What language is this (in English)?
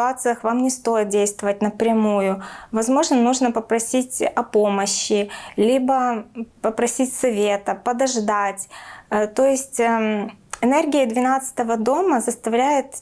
Russian